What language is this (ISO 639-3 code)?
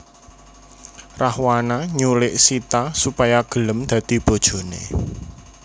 jav